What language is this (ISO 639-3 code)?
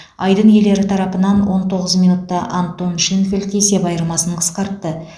kaz